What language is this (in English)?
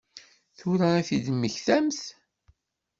Kabyle